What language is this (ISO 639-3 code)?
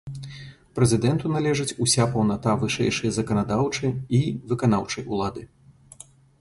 bel